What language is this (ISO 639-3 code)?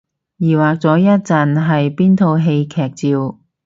yue